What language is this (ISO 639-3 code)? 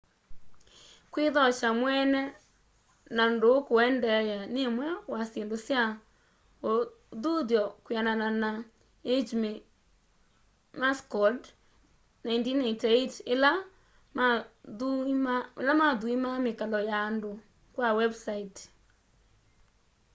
kam